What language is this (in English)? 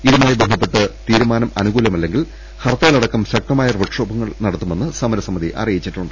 Malayalam